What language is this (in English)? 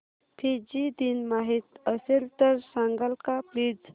Marathi